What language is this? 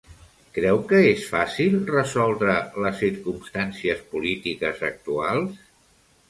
Catalan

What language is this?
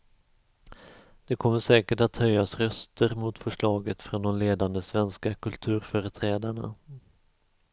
Swedish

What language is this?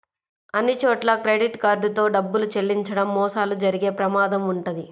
Telugu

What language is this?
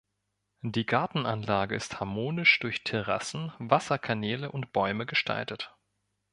German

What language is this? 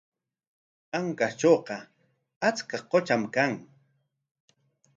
Corongo Ancash Quechua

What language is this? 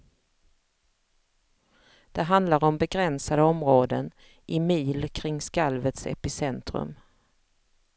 Swedish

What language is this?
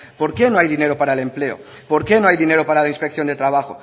Spanish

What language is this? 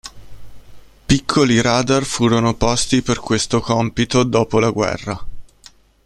Italian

